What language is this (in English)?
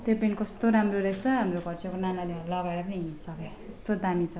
Nepali